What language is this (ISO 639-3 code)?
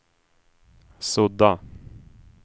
swe